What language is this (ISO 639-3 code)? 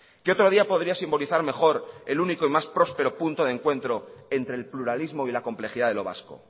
spa